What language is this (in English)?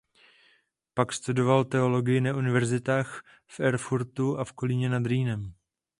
Czech